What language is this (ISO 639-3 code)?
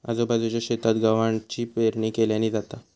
mar